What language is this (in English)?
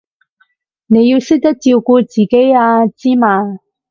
Cantonese